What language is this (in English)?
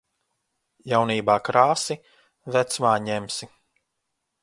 Latvian